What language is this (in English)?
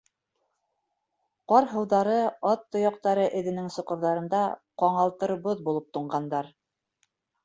Bashkir